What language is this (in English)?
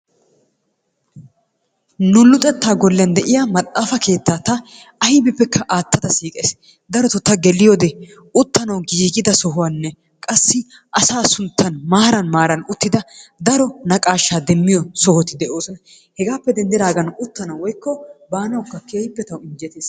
Wolaytta